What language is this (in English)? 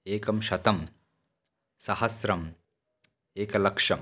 Sanskrit